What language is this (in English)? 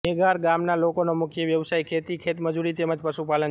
Gujarati